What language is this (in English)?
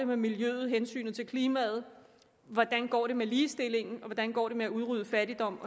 Danish